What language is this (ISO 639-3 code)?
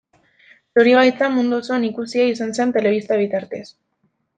eus